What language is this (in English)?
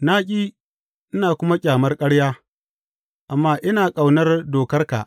Hausa